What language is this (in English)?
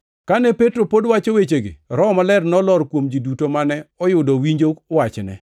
Luo (Kenya and Tanzania)